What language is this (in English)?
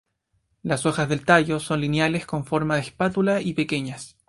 Spanish